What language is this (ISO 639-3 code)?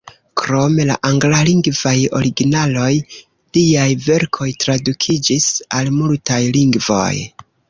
epo